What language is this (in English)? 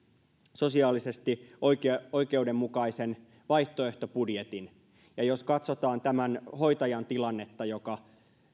Finnish